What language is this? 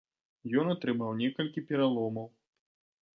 Belarusian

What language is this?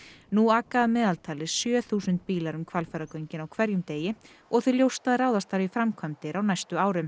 Icelandic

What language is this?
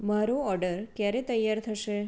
Gujarati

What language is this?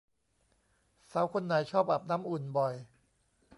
Thai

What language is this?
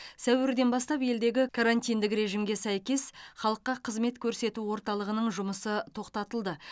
Kazakh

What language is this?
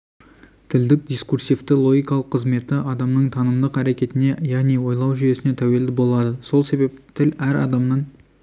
Kazakh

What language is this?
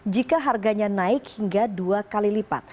Indonesian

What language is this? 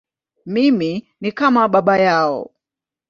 Swahili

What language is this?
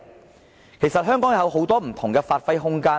Cantonese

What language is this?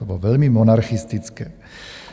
Czech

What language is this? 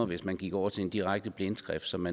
Danish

